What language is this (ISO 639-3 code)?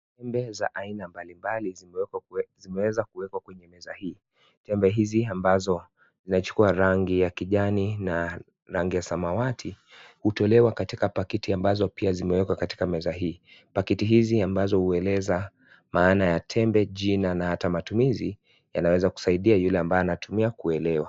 swa